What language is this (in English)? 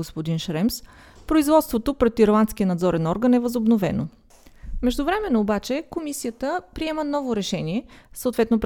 Bulgarian